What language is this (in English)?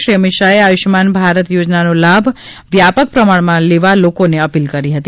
Gujarati